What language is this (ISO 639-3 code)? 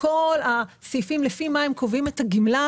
heb